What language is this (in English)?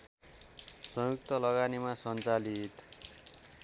Nepali